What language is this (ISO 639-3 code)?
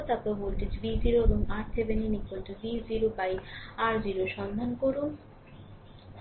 ben